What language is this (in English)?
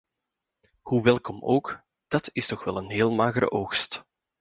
Dutch